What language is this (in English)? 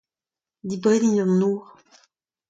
Breton